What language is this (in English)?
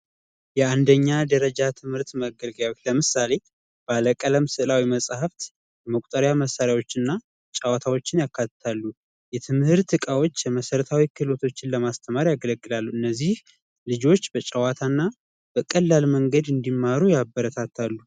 Amharic